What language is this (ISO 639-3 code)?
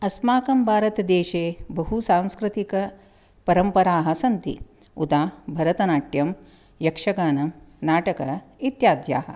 san